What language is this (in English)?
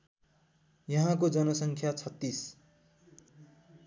Nepali